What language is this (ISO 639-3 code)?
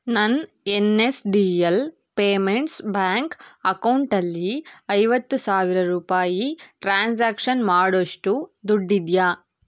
kan